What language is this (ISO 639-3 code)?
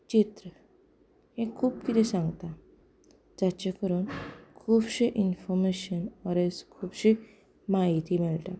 kok